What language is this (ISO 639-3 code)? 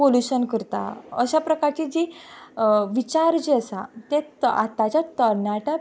kok